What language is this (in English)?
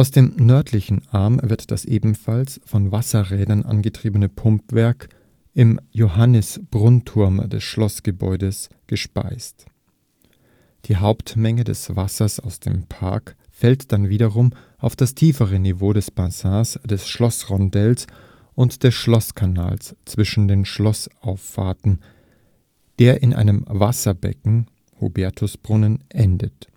German